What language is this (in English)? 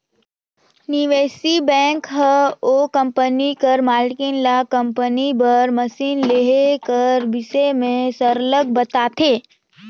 Chhattisgarhi